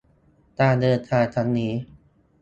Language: Thai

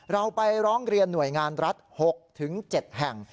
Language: Thai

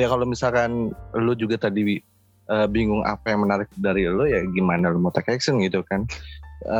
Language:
Indonesian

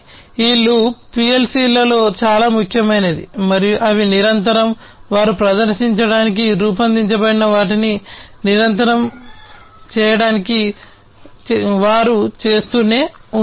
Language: Telugu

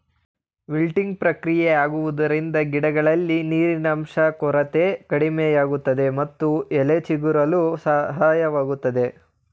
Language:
Kannada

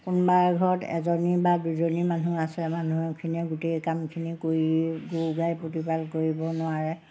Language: Assamese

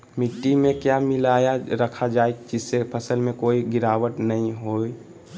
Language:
Magahi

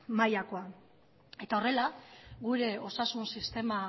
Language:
Basque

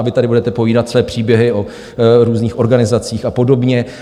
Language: Czech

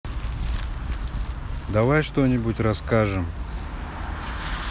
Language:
Russian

